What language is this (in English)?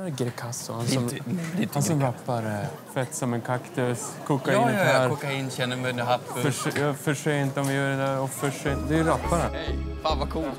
Swedish